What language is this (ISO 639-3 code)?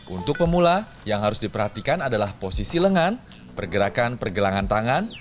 ind